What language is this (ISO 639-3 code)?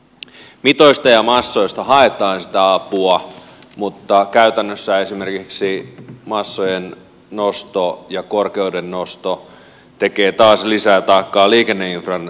fin